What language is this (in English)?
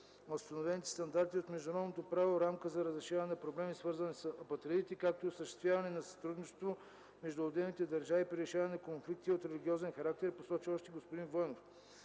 Bulgarian